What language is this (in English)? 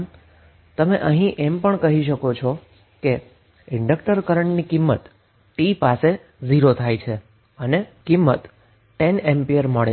Gujarati